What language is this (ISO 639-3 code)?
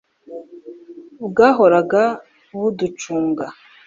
kin